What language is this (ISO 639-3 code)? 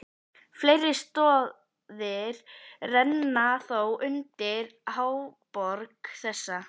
isl